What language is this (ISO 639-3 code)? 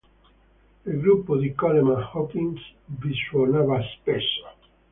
ita